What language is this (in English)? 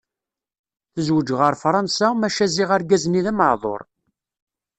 Kabyle